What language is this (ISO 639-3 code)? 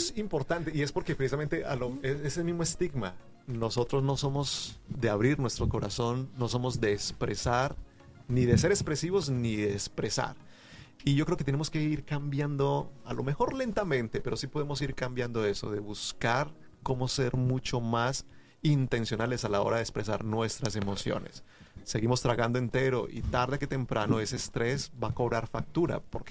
spa